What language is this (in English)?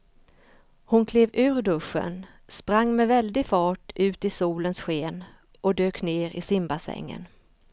Swedish